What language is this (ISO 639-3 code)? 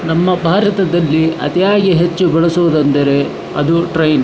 kan